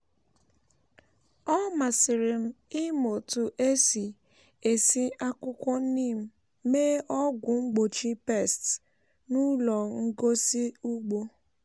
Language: Igbo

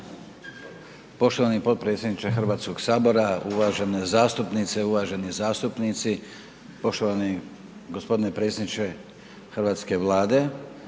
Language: Croatian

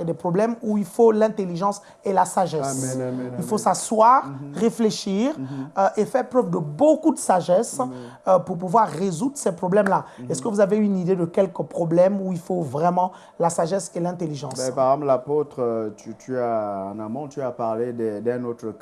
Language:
French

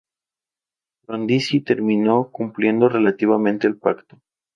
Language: Spanish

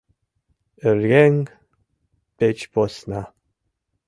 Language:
Mari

